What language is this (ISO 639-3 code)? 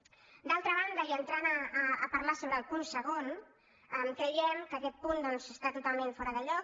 cat